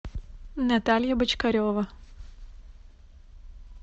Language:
Russian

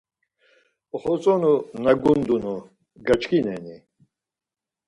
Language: Laz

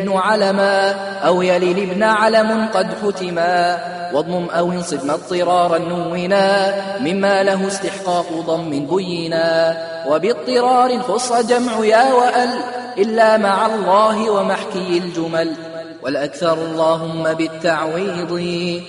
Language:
Arabic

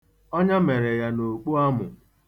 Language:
Igbo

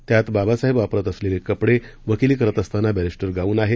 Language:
Marathi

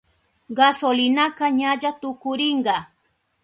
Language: Southern Pastaza Quechua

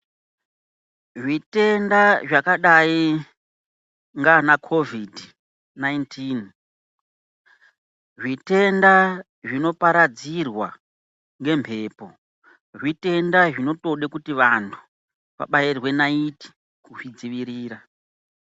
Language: Ndau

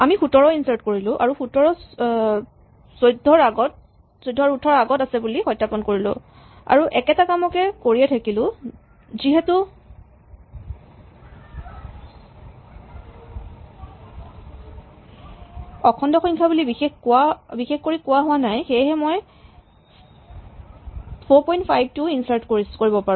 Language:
Assamese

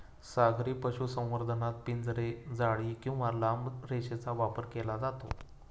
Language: Marathi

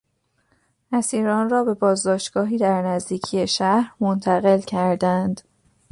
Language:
Persian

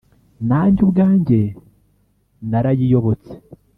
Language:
Kinyarwanda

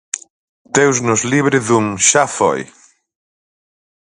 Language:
Galician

